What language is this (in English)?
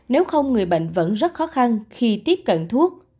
Vietnamese